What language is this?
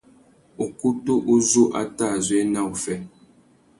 Tuki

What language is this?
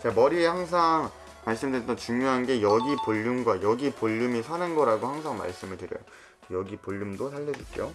Korean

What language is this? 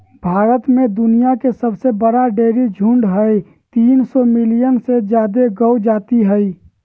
Magahi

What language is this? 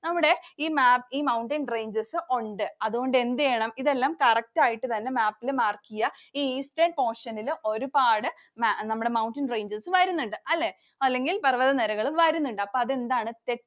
Malayalam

